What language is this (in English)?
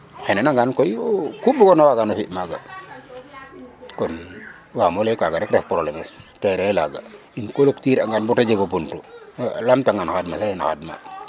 Serer